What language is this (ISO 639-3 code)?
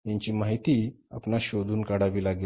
mar